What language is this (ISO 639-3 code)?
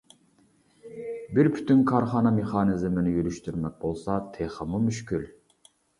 uig